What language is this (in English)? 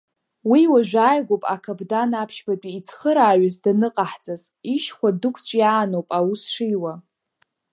Abkhazian